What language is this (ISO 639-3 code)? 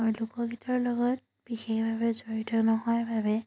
asm